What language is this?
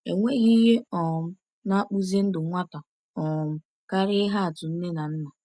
Igbo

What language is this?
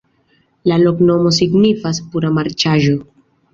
Esperanto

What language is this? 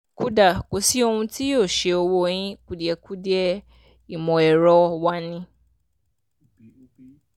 Yoruba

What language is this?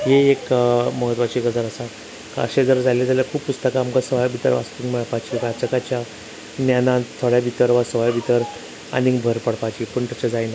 Konkani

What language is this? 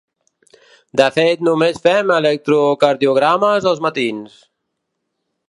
Catalan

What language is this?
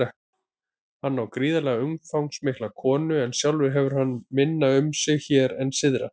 Icelandic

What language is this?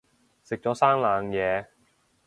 Cantonese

